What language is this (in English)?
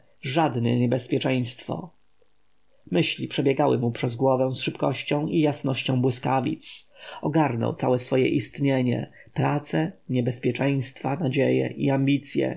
Polish